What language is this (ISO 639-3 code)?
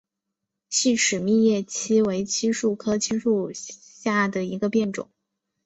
zho